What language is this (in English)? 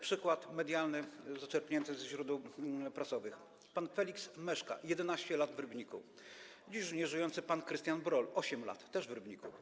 Polish